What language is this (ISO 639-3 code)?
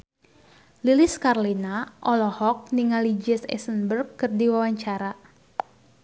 sun